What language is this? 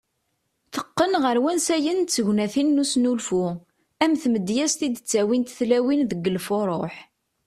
Kabyle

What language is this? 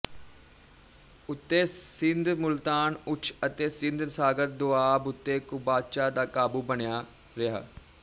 Punjabi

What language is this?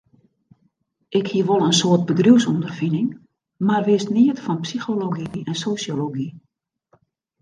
Western Frisian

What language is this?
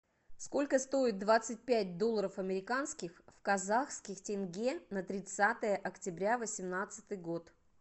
Russian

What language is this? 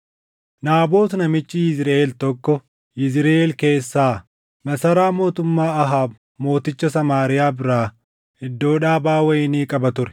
Oromo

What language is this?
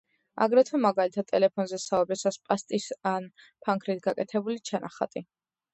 Georgian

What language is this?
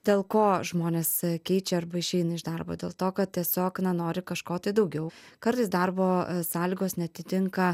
Lithuanian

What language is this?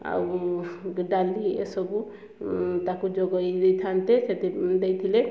Odia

